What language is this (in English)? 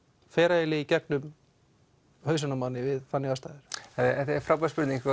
Icelandic